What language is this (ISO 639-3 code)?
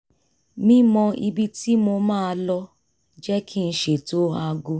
yor